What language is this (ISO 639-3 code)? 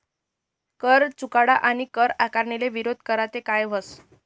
mar